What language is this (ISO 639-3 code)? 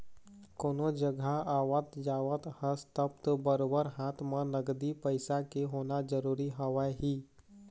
hne